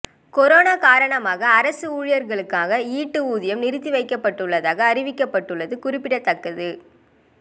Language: Tamil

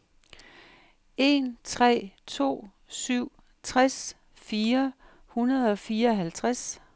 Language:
Danish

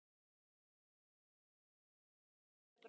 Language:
Icelandic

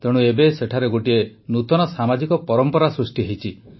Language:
Odia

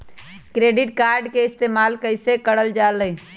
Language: Magahi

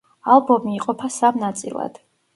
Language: Georgian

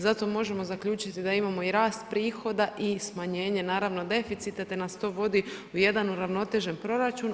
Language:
Croatian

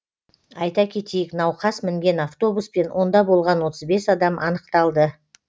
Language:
Kazakh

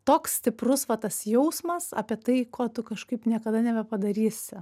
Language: Lithuanian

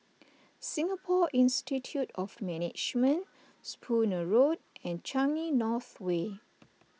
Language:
English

